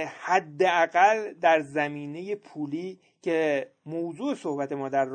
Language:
Persian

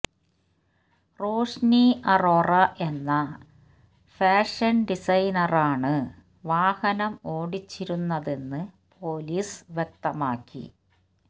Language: Malayalam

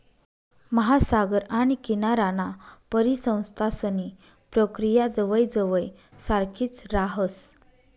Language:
Marathi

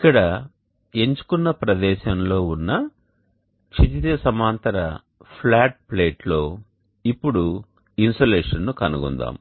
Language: Telugu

